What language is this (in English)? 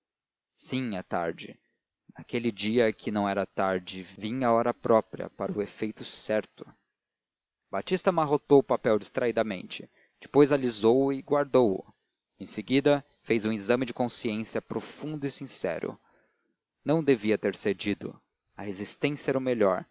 Portuguese